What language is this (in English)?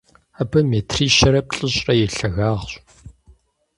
Kabardian